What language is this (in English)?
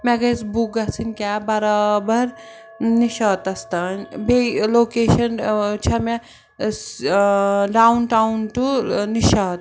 Kashmiri